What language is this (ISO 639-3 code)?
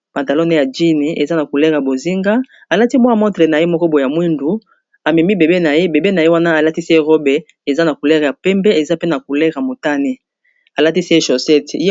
lin